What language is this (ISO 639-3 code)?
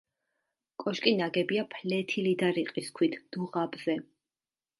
kat